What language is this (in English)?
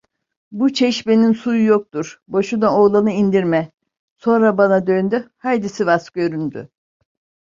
Turkish